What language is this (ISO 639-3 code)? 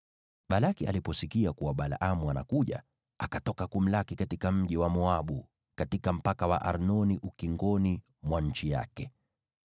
swa